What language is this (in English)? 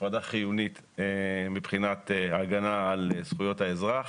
Hebrew